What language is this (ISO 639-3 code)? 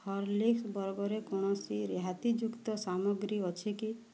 ori